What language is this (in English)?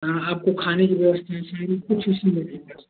Hindi